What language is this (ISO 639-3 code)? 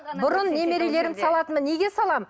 kaz